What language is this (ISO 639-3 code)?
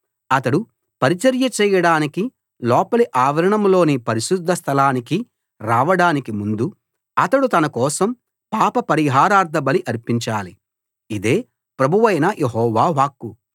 tel